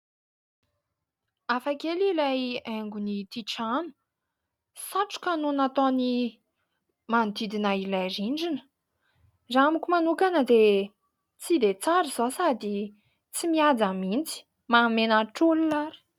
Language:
Malagasy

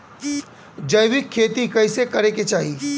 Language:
Bhojpuri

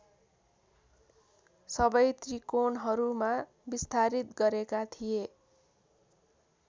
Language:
Nepali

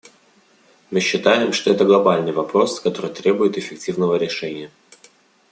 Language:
Russian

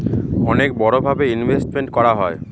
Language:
Bangla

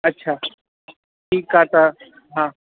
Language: Sindhi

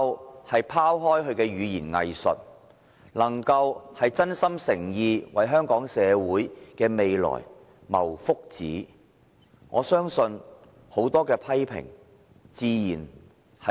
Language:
Cantonese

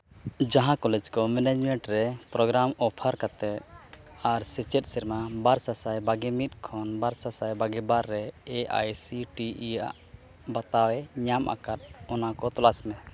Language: Santali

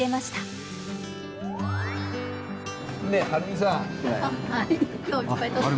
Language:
Japanese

